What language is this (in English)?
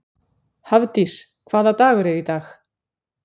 Icelandic